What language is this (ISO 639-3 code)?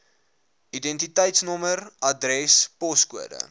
afr